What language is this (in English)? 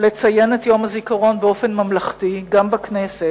Hebrew